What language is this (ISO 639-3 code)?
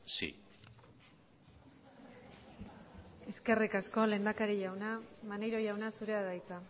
eus